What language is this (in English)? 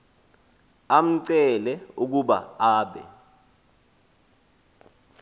Xhosa